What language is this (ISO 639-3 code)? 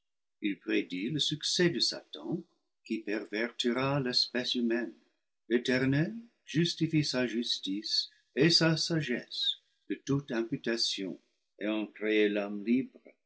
fra